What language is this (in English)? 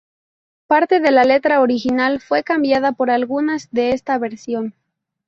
Spanish